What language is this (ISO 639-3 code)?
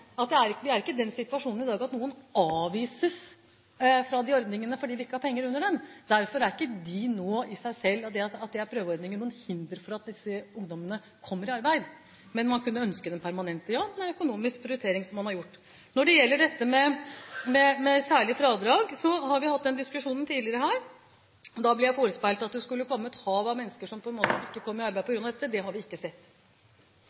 nor